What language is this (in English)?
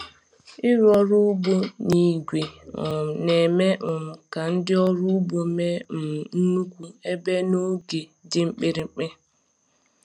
Igbo